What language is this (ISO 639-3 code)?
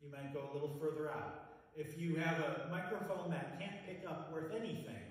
eng